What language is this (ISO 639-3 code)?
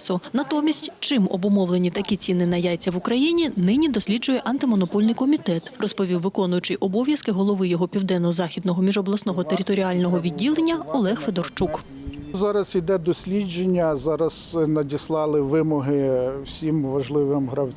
ukr